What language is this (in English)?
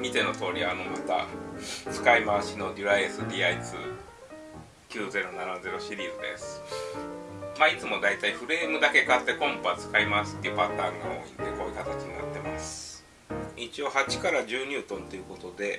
Japanese